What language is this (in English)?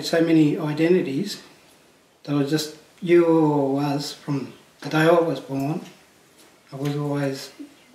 English